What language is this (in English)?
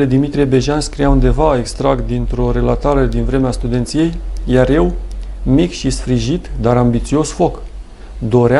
Romanian